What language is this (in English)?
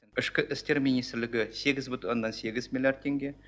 Kazakh